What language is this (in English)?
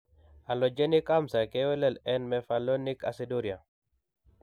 Kalenjin